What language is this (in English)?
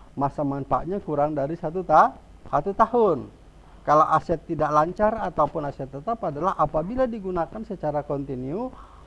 Indonesian